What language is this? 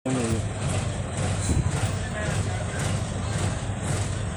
Masai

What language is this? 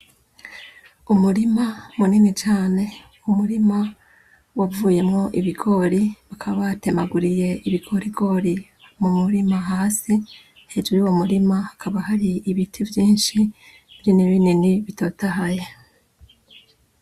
Rundi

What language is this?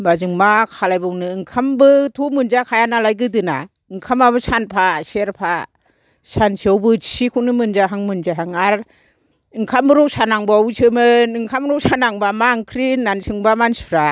Bodo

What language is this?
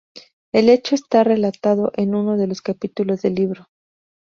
Spanish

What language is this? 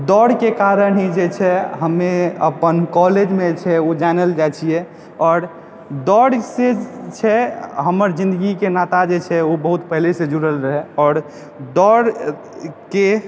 Maithili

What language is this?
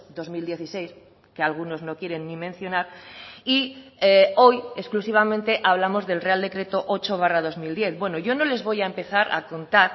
Spanish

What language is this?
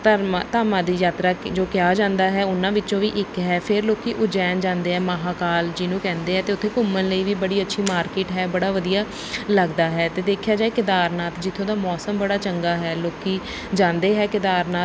Punjabi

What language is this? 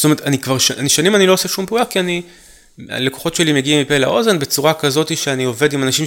Hebrew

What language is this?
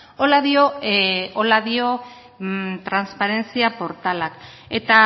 Basque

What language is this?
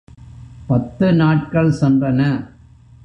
Tamil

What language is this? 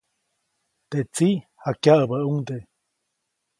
Copainalá Zoque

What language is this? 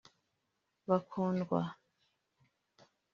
Kinyarwanda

